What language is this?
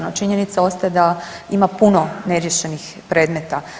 Croatian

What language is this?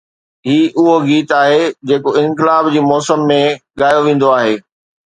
Sindhi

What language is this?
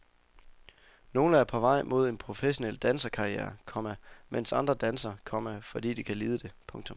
Danish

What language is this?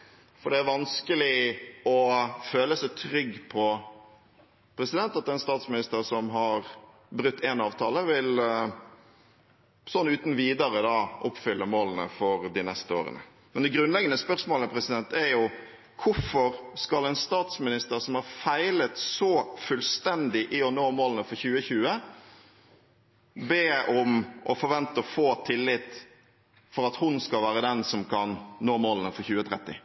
Norwegian Bokmål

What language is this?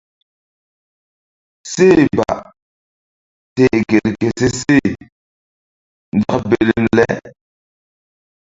Mbum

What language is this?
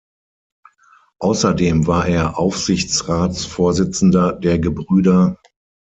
German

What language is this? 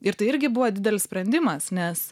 Lithuanian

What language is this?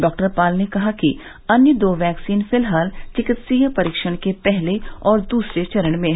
Hindi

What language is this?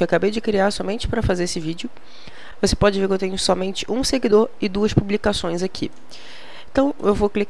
Portuguese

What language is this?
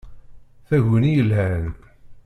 Kabyle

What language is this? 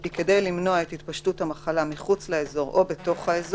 Hebrew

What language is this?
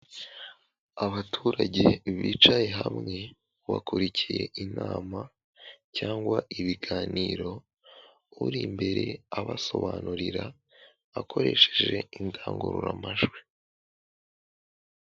Kinyarwanda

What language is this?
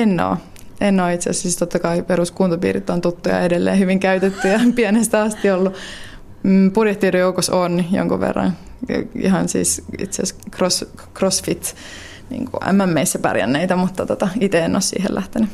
Finnish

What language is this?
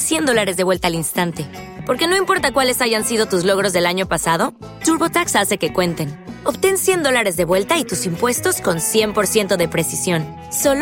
Spanish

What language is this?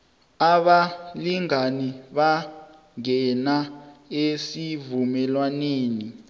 South Ndebele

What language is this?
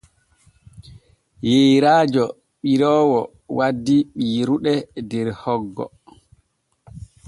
Borgu Fulfulde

